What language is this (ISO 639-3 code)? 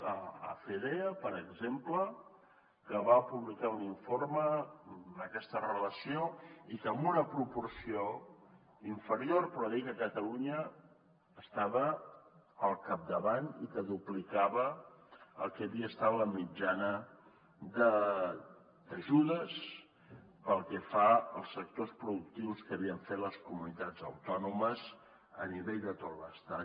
cat